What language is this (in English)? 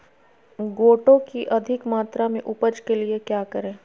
Magahi